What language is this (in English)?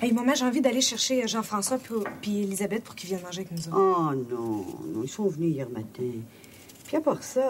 French